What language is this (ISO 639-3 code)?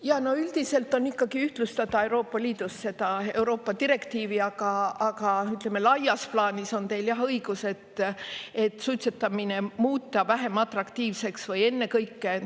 est